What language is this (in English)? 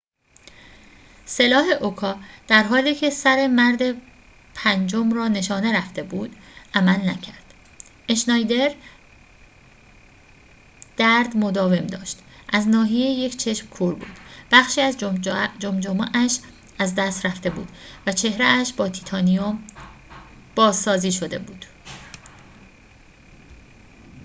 Persian